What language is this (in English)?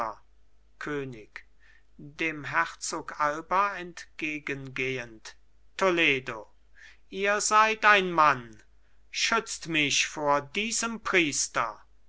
German